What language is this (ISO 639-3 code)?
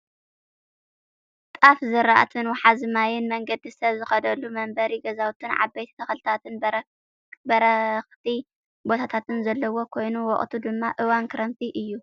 tir